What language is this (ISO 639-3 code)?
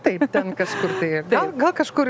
lit